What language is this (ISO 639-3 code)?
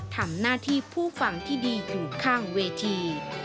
tha